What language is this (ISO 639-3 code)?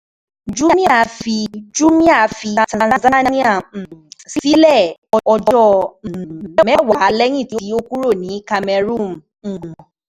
yor